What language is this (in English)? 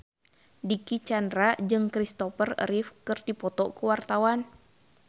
Sundanese